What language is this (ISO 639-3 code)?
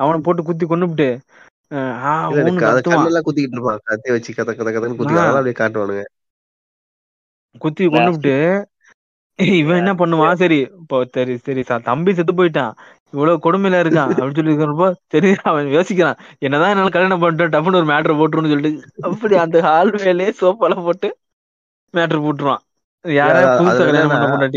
tam